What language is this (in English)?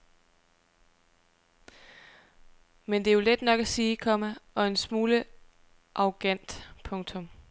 Danish